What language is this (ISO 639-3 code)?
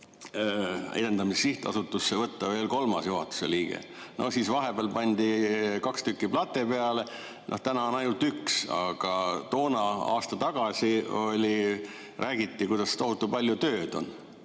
est